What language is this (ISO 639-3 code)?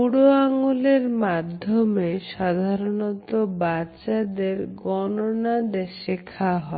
ben